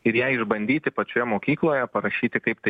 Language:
Lithuanian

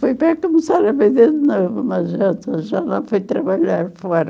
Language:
Portuguese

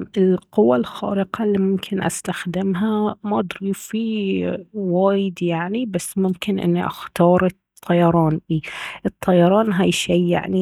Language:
Baharna Arabic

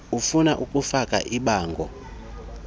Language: Xhosa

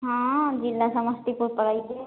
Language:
Maithili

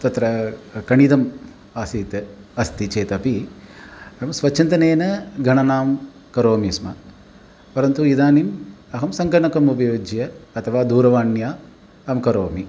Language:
Sanskrit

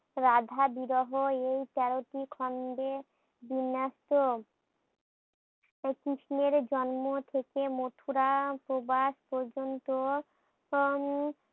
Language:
Bangla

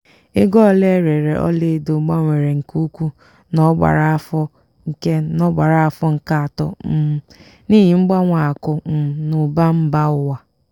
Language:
Igbo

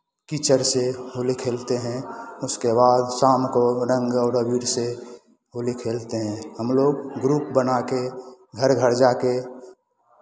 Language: Hindi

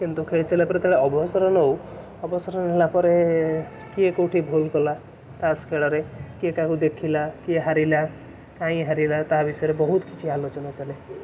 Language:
Odia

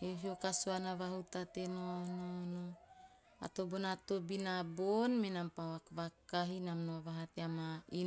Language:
Teop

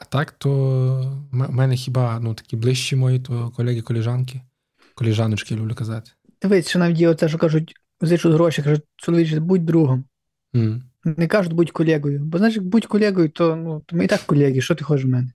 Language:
Ukrainian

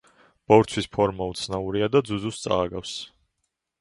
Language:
Georgian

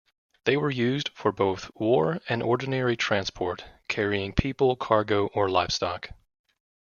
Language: English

